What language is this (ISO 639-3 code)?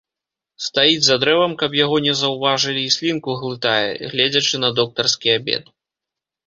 bel